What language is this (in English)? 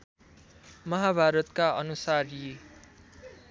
Nepali